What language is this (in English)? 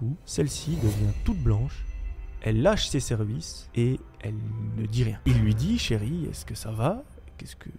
French